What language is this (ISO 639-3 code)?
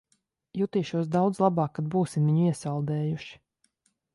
lav